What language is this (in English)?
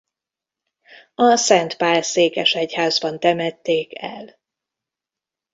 Hungarian